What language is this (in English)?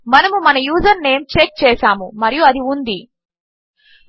Telugu